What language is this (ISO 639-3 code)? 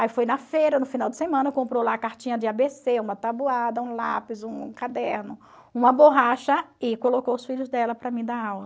por